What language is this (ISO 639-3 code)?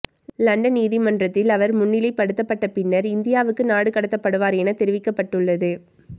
tam